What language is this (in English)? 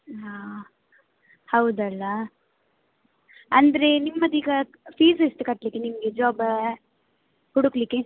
Kannada